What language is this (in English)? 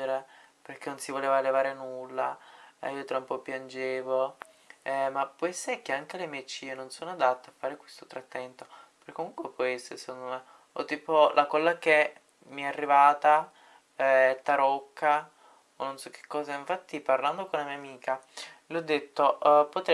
Italian